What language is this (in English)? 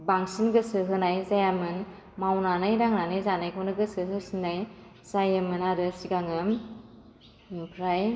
Bodo